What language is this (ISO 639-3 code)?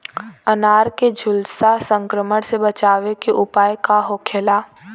bho